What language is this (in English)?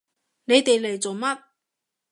Cantonese